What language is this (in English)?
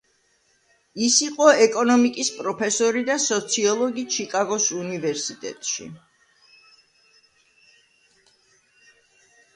Georgian